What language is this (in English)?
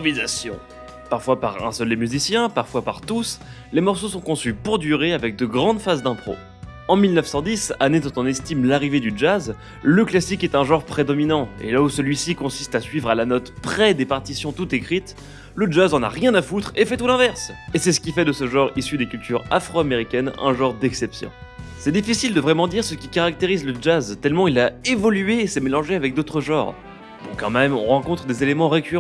French